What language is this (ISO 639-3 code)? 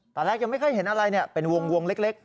tha